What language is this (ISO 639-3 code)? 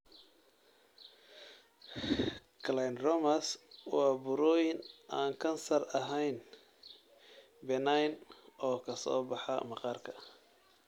som